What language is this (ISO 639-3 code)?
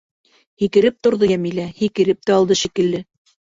bak